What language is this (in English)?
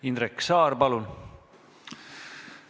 Estonian